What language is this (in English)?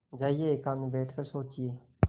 Hindi